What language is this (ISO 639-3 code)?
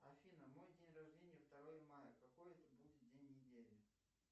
rus